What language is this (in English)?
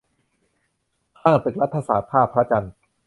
Thai